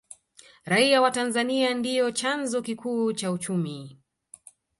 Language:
Swahili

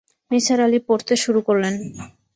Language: Bangla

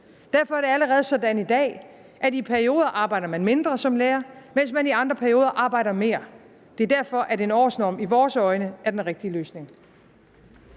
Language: Danish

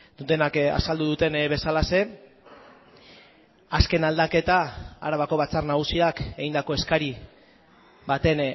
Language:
Basque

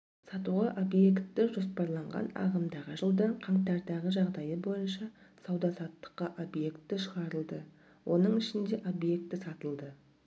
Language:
Kazakh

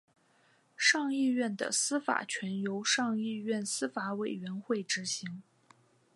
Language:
Chinese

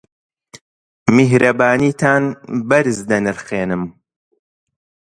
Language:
Central Kurdish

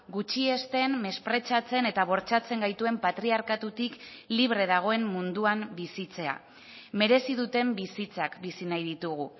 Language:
Basque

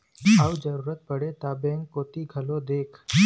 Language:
Chhattisgarhi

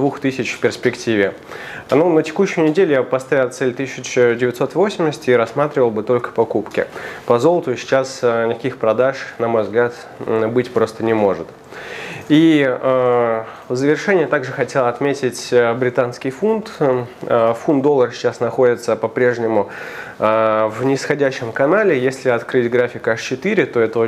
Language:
Russian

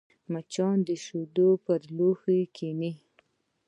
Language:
Pashto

